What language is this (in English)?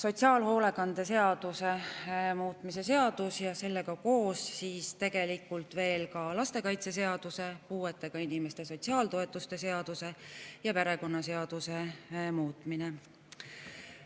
Estonian